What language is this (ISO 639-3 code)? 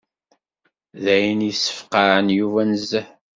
kab